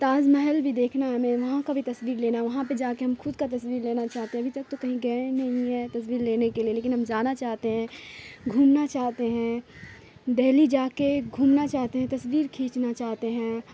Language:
Urdu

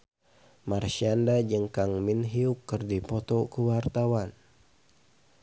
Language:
Sundanese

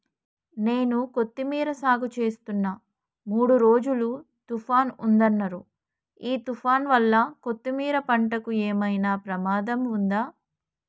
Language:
Telugu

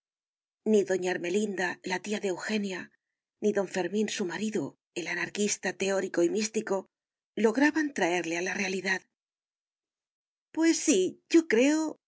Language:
Spanish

